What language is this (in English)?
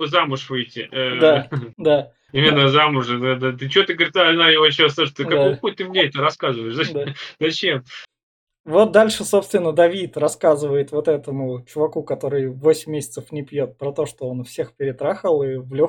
Russian